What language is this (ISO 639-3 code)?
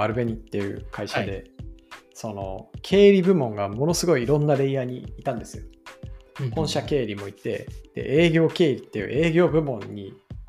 jpn